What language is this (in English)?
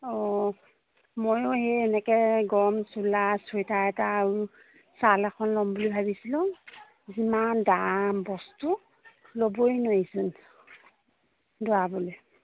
Assamese